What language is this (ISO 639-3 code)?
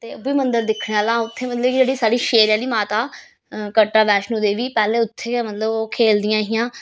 doi